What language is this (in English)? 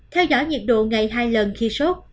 Vietnamese